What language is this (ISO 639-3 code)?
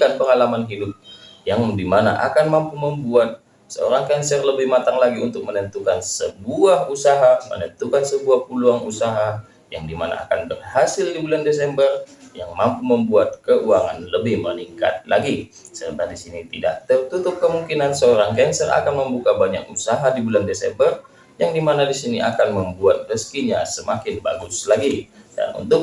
ind